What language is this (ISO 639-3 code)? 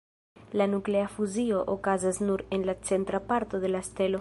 epo